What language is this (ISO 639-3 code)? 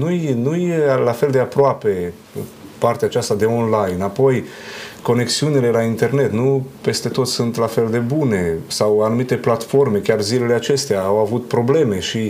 ron